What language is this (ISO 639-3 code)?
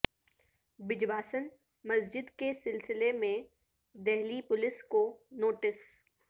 urd